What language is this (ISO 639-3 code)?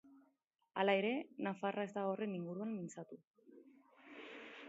eus